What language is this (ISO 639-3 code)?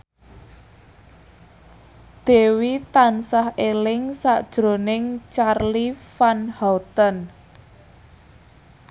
jav